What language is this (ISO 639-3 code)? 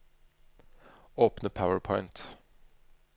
nor